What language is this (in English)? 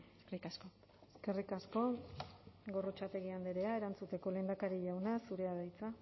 Basque